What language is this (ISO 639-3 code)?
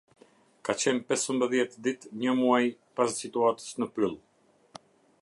sqi